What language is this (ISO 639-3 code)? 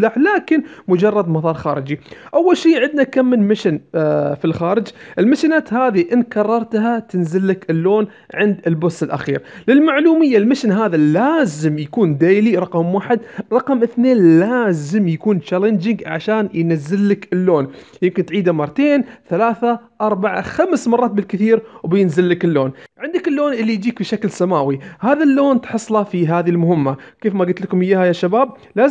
ara